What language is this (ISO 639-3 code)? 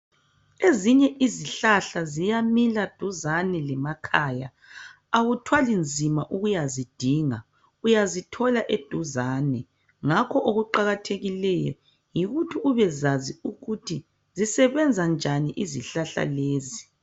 nde